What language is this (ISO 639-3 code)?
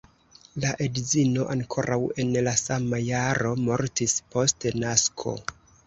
epo